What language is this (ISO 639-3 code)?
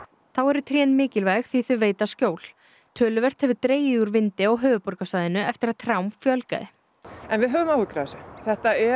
isl